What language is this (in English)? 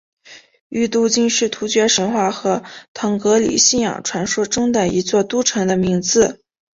Chinese